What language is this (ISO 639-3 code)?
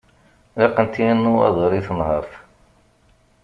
kab